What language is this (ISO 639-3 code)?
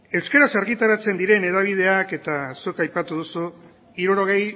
eus